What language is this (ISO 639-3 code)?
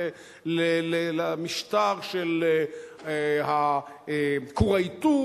heb